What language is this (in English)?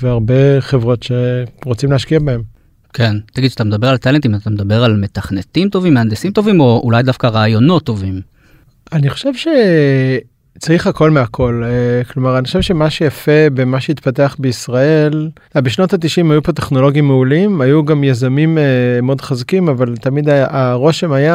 Hebrew